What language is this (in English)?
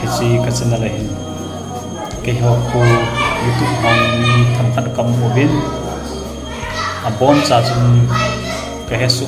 Vietnamese